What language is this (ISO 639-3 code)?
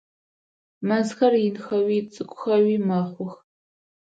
ady